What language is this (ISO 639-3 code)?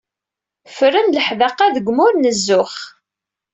kab